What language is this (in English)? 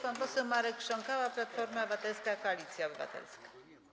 Polish